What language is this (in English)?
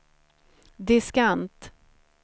Swedish